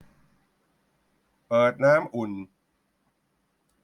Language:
Thai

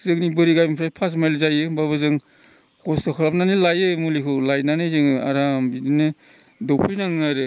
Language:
Bodo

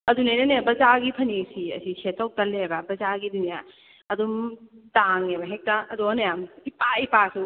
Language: Manipuri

